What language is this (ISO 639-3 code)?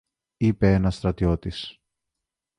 ell